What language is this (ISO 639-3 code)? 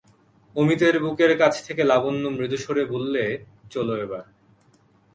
ben